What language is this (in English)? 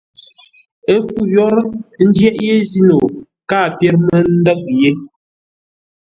Ngombale